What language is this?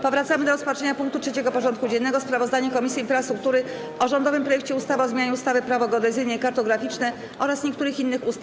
Polish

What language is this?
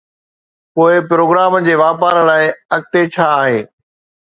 Sindhi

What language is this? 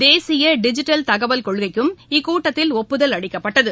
Tamil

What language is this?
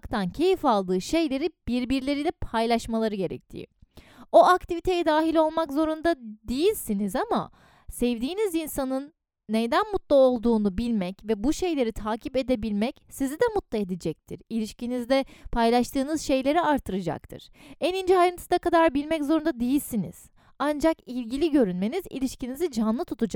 Turkish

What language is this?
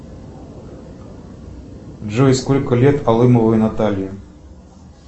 Russian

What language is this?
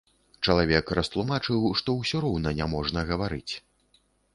Belarusian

